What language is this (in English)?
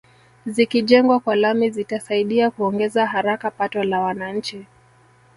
Swahili